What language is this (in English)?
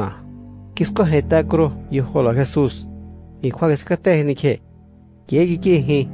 Greek